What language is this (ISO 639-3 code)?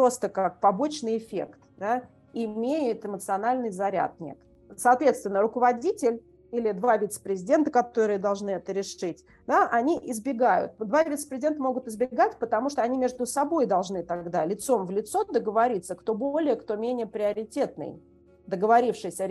rus